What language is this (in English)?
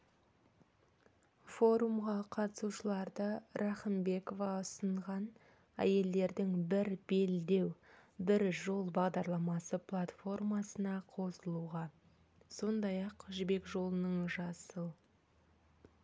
Kazakh